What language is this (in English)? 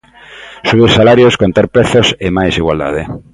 Galician